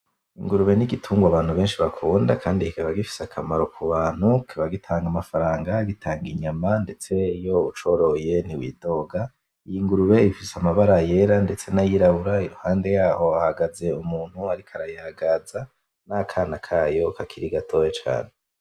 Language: Rundi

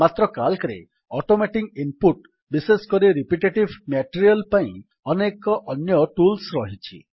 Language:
Odia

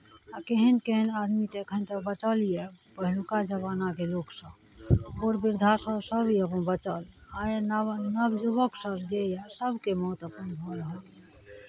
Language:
Maithili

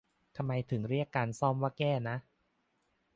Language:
Thai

